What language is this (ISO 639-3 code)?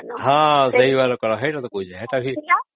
ori